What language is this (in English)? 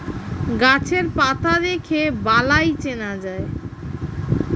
Bangla